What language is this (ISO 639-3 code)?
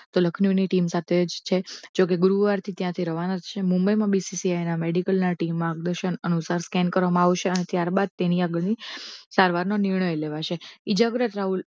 guj